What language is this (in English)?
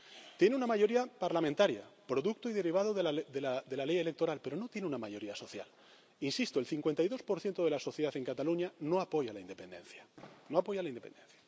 Spanish